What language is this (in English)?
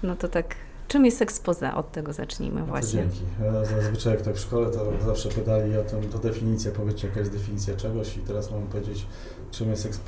Polish